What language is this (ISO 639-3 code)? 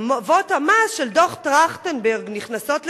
heb